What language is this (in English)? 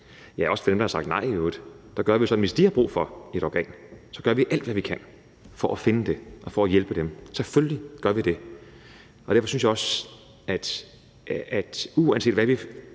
Danish